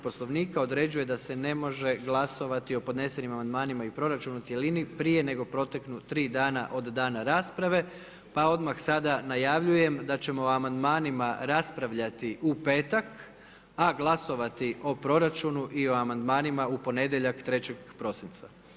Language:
Croatian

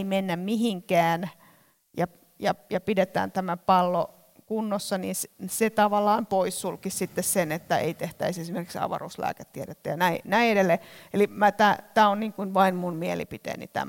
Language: Finnish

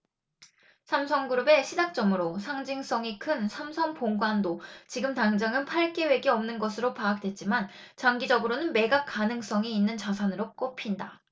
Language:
Korean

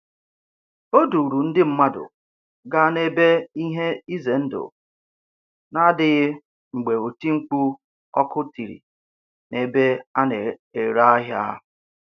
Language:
Igbo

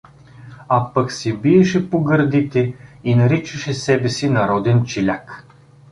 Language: Bulgarian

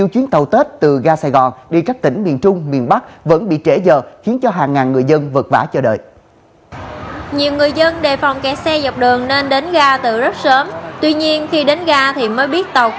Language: Vietnamese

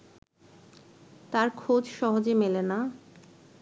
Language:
Bangla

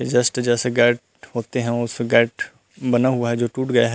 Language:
Chhattisgarhi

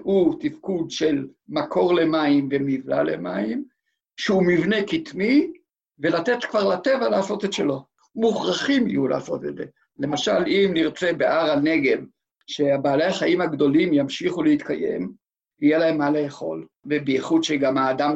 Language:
Hebrew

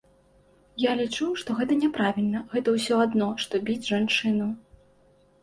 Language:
Belarusian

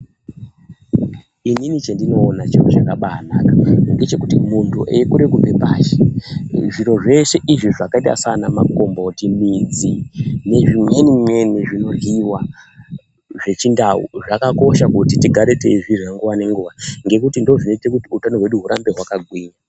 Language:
Ndau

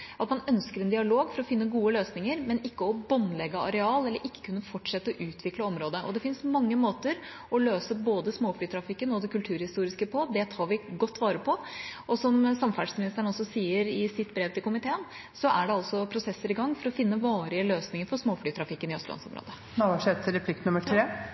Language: Norwegian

